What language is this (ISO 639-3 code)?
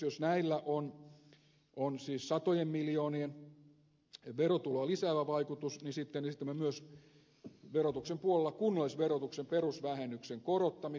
fin